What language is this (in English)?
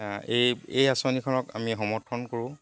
Assamese